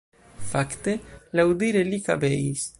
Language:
Esperanto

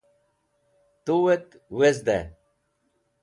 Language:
Wakhi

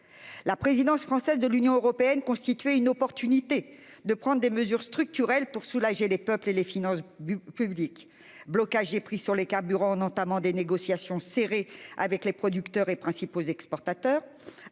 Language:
French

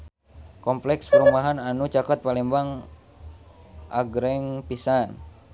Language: Sundanese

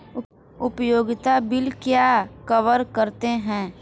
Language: Hindi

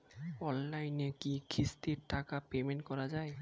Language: Bangla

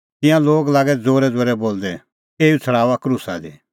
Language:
Kullu Pahari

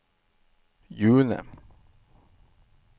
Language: Norwegian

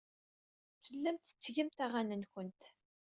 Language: Kabyle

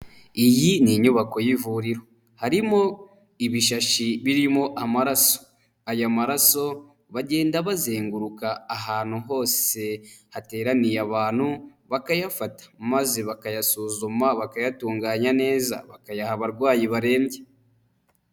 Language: Kinyarwanda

